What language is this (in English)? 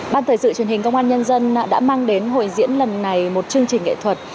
Vietnamese